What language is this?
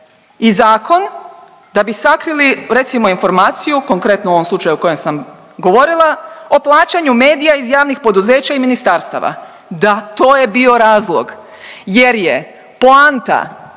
Croatian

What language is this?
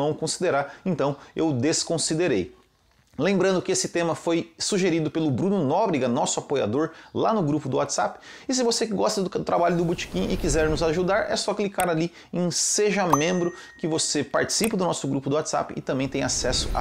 Portuguese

